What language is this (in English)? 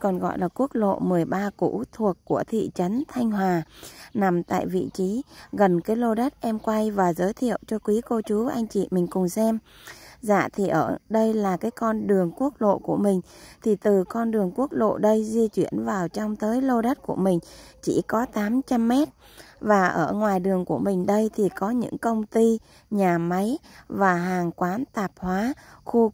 Vietnamese